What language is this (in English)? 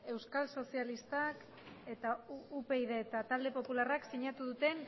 Basque